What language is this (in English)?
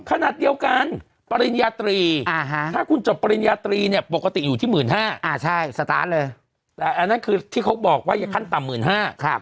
Thai